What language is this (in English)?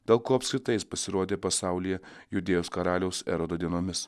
Lithuanian